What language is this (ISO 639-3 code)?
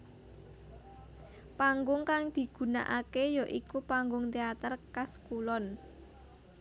jav